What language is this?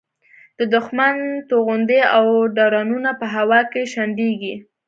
Pashto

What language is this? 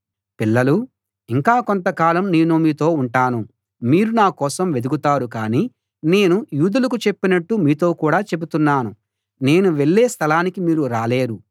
Telugu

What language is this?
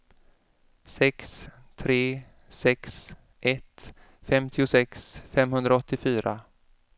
Swedish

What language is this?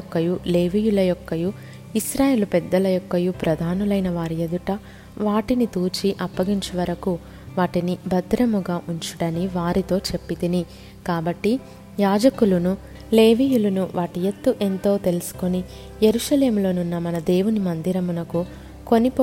Telugu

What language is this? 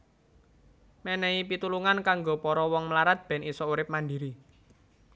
Javanese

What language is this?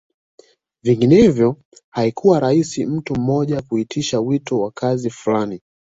Swahili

